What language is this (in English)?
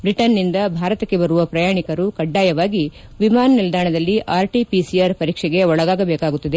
Kannada